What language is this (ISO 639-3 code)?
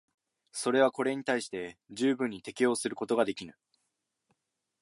jpn